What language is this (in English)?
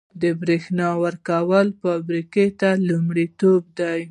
Pashto